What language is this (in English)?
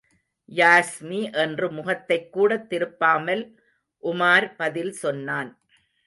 Tamil